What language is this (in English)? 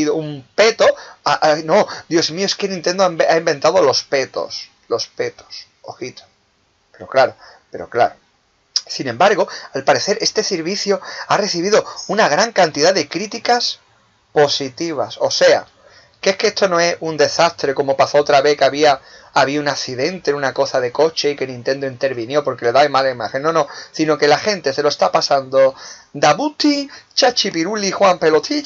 Spanish